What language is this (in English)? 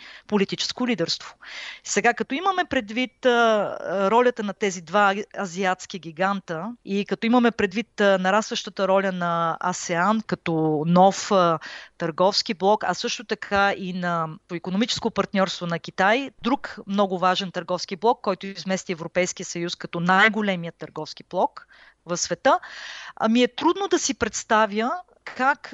Bulgarian